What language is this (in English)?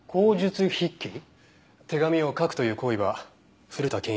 Japanese